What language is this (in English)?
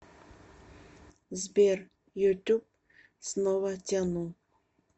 Russian